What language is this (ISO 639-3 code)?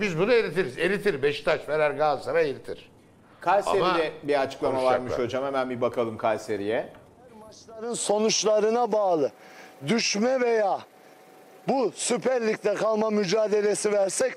tur